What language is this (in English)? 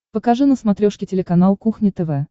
Russian